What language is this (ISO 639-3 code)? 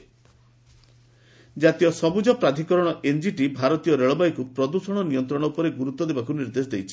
ori